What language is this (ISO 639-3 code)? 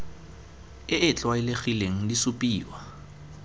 tsn